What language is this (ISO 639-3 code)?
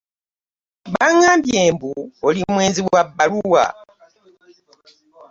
lug